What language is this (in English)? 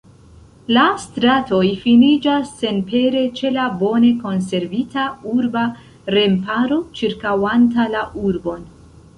Esperanto